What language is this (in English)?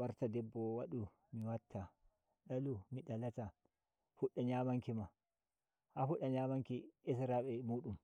Nigerian Fulfulde